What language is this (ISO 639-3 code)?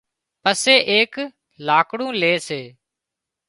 kxp